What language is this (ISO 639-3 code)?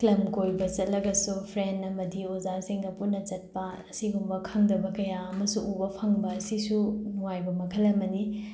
mni